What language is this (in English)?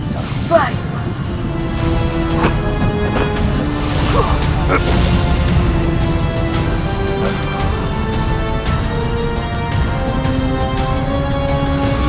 Indonesian